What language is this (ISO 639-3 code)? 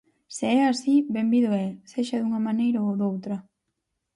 glg